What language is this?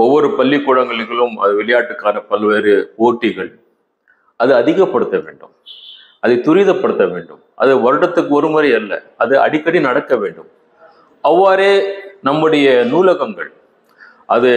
Tamil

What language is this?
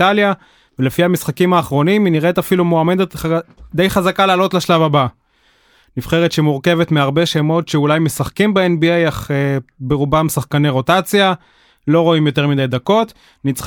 Hebrew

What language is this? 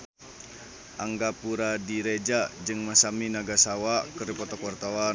Sundanese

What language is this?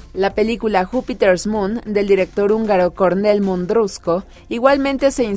Spanish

